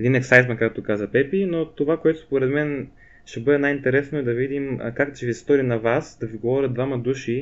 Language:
Bulgarian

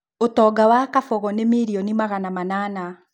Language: Kikuyu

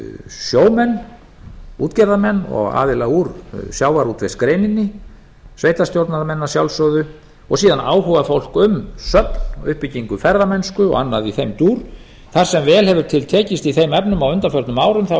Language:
Icelandic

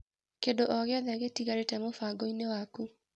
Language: Kikuyu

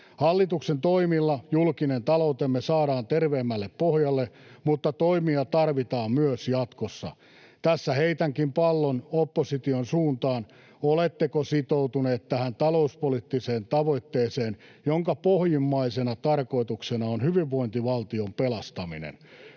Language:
Finnish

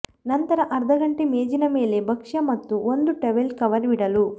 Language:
Kannada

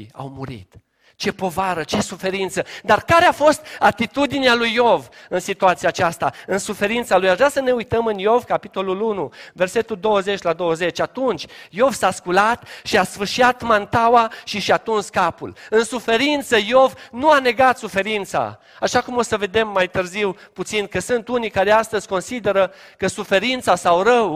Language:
Romanian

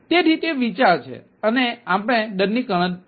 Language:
Gujarati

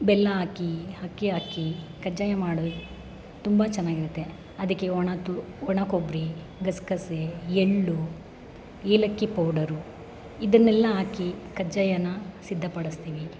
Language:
Kannada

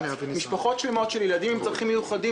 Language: Hebrew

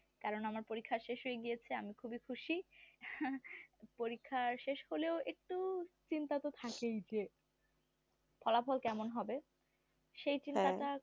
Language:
Bangla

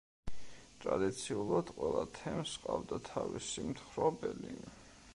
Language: Georgian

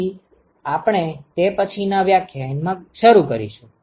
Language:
Gujarati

